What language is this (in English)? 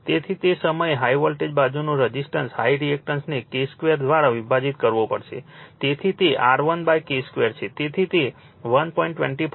Gujarati